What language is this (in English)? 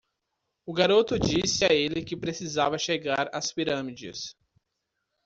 Portuguese